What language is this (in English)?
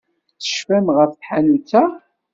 Kabyle